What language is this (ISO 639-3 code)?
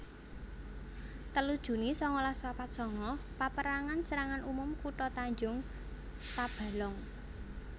jav